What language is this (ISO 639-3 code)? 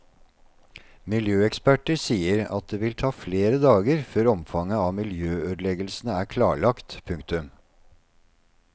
nor